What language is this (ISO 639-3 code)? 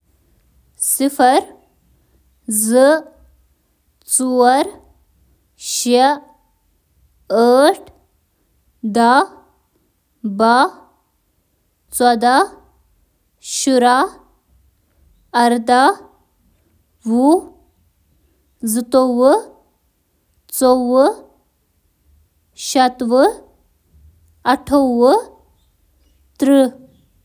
kas